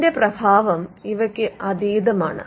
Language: Malayalam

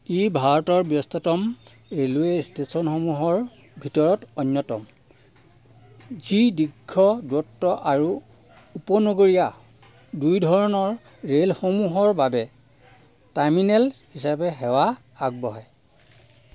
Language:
Assamese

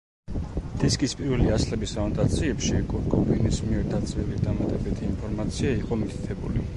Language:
Georgian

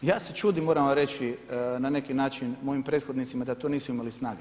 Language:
Croatian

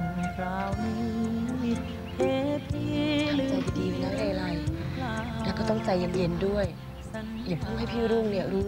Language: Thai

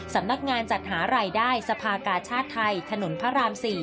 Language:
Thai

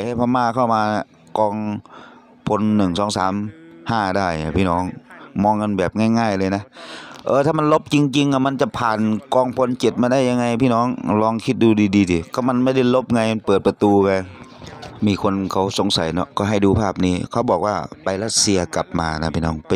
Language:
Thai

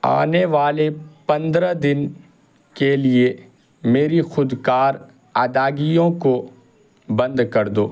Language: Urdu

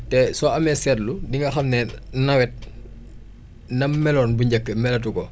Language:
Wolof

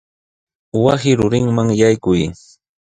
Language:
Sihuas Ancash Quechua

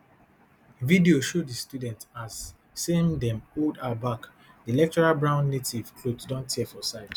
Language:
Nigerian Pidgin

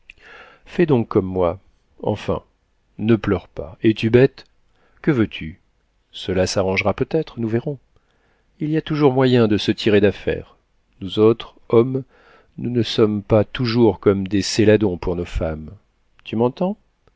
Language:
French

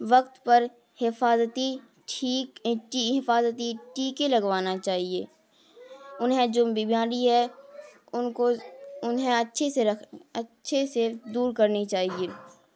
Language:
Urdu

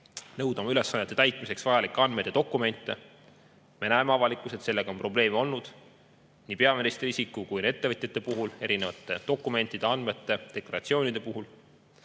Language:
Estonian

